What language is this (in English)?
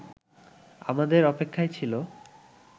Bangla